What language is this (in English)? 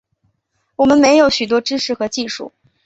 Chinese